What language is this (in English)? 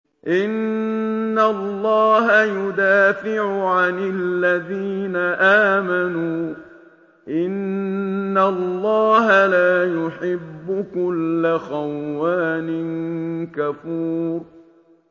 Arabic